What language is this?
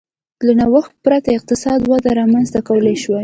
Pashto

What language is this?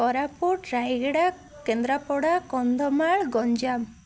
Odia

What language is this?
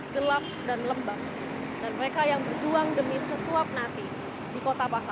Indonesian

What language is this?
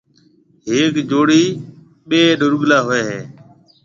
Marwari (Pakistan)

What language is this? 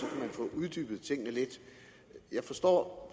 Danish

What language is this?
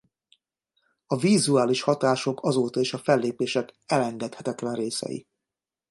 Hungarian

